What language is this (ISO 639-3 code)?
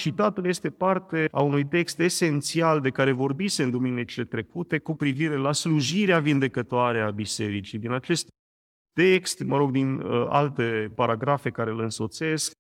ron